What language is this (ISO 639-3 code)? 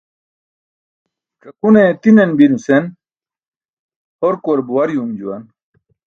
bsk